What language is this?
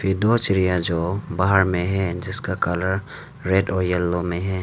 Hindi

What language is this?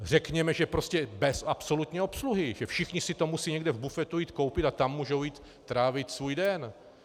Czech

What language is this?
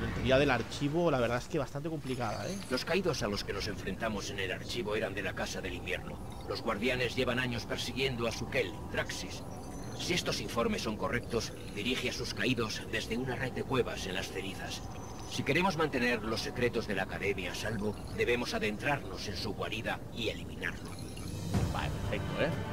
Spanish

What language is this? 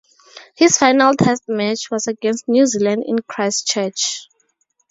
English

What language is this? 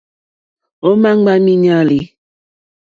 Mokpwe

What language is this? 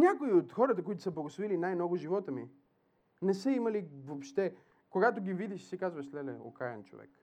Bulgarian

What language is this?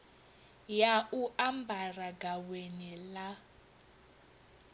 Venda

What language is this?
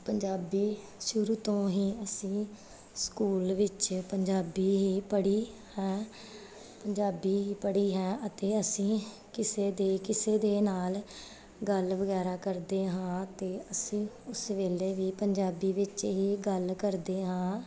Punjabi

